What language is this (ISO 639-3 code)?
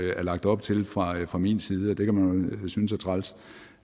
dan